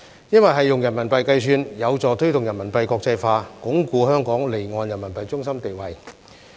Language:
Cantonese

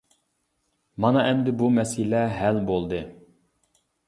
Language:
Uyghur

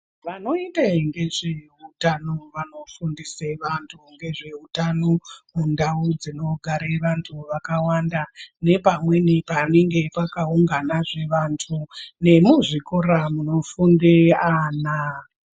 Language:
Ndau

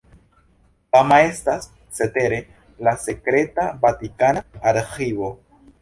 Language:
Esperanto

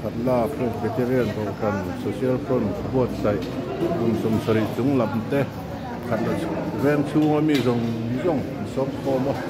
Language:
Thai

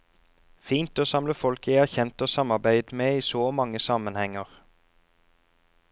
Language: Norwegian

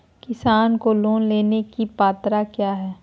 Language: Magahi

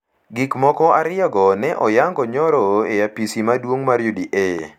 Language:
Luo (Kenya and Tanzania)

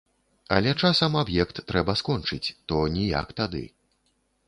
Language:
Belarusian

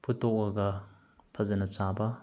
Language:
Manipuri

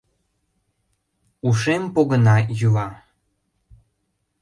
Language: Mari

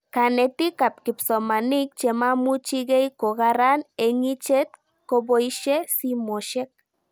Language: Kalenjin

